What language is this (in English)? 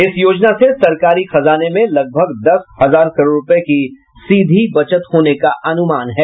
Hindi